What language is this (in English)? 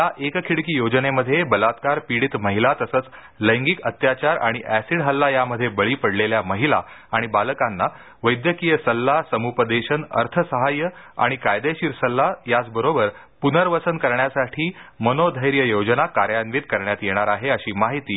Marathi